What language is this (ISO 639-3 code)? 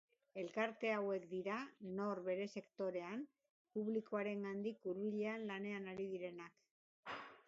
eus